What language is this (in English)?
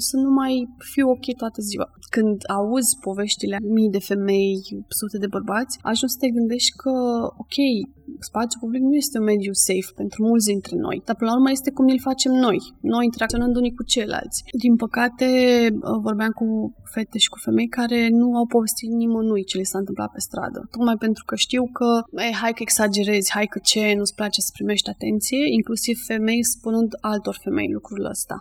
Romanian